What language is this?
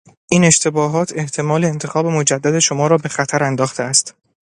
Persian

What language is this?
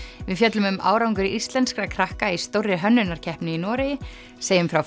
Icelandic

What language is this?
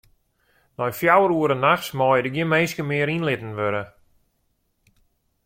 Western Frisian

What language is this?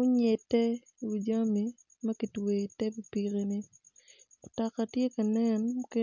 Acoli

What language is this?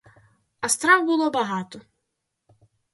Ukrainian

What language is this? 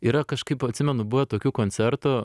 Lithuanian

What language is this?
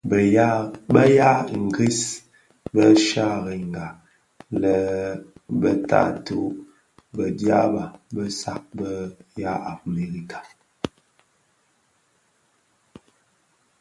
Bafia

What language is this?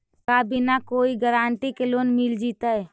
Magahi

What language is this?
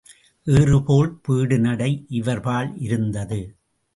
Tamil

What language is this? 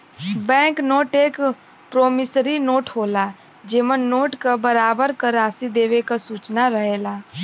Bhojpuri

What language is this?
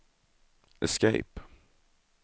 Swedish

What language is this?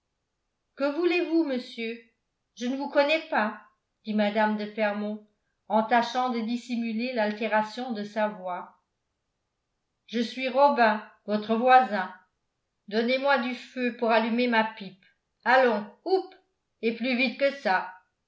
French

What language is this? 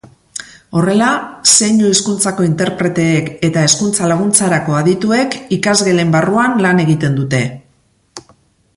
Basque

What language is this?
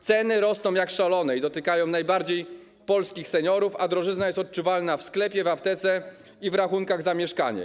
Polish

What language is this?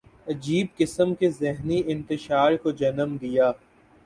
Urdu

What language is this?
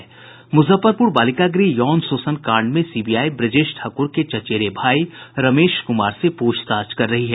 Hindi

